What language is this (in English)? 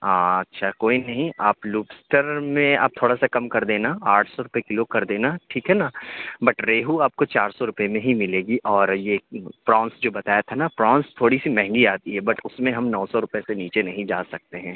Urdu